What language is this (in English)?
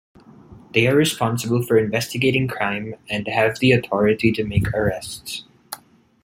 English